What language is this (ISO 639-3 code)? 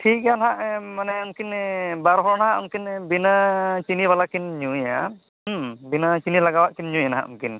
sat